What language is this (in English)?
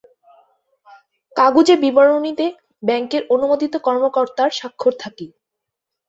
Bangla